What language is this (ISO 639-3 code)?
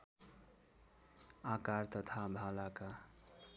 nep